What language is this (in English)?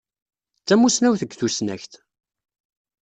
Kabyle